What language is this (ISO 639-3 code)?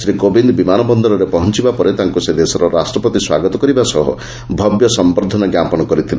ori